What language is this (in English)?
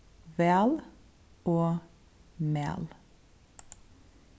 Faroese